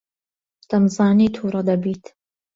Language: Central Kurdish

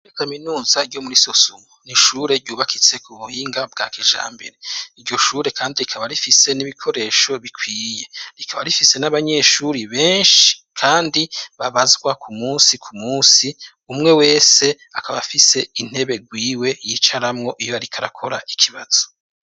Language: Rundi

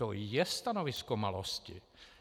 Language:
Czech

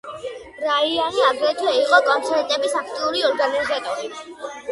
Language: Georgian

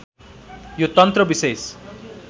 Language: Nepali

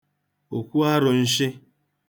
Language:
Igbo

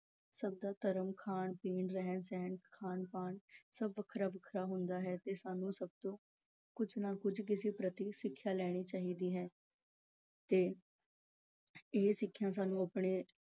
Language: Punjabi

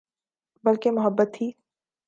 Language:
Urdu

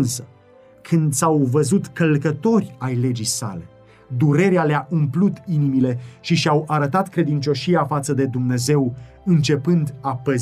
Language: Romanian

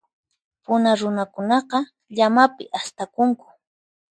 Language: Puno Quechua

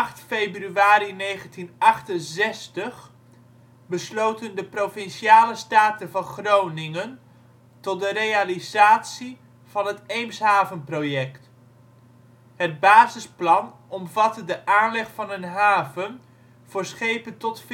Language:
Dutch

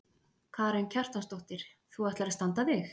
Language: Icelandic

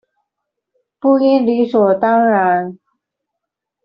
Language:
Chinese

